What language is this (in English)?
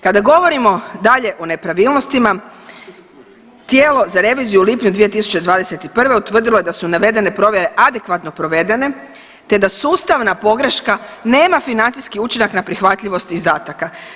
Croatian